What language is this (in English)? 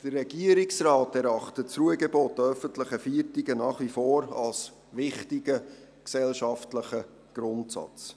Swiss German